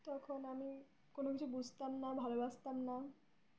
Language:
Bangla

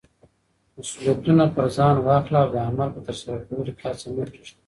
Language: Pashto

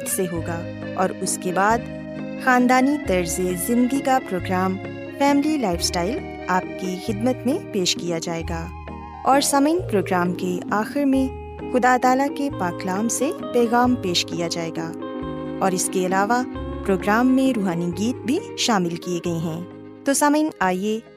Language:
Urdu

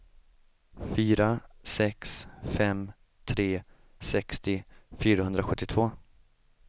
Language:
Swedish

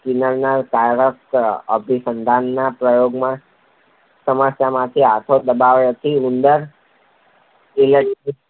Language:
Gujarati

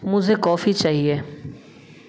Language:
Hindi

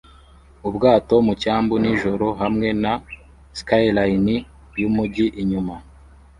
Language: Kinyarwanda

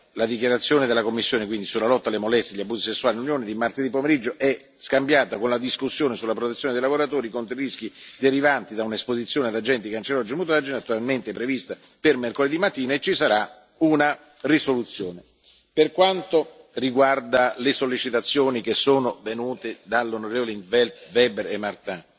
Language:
Italian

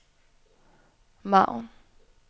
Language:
Danish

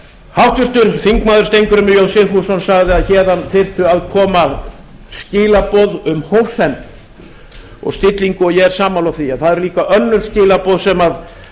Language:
Icelandic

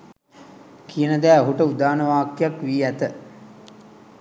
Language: Sinhala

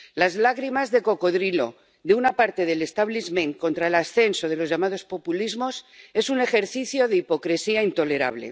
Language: Spanish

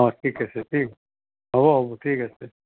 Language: Assamese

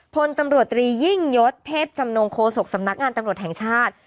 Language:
Thai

